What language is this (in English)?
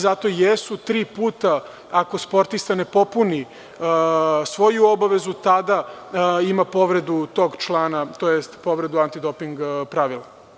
Serbian